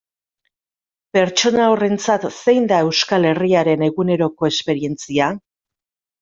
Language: Basque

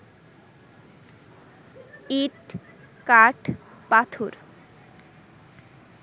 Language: Bangla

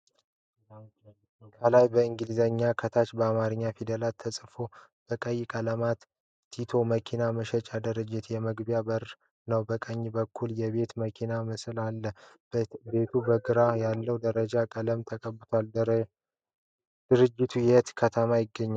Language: Amharic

